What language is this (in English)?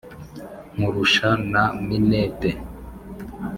Kinyarwanda